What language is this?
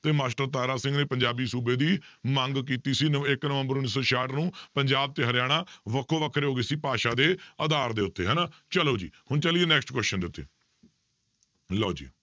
Punjabi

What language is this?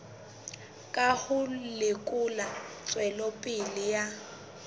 Southern Sotho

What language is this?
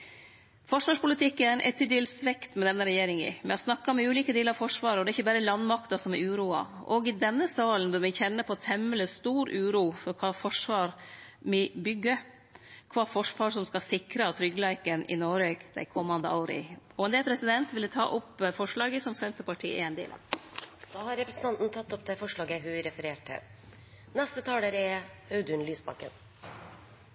Norwegian Nynorsk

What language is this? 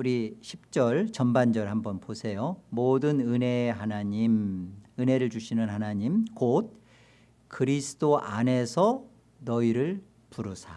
Korean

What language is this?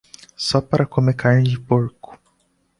Portuguese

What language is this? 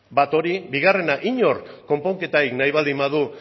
Basque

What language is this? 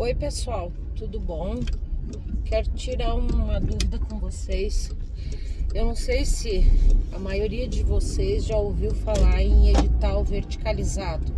Portuguese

